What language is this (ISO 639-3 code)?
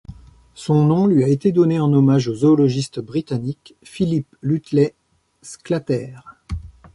fra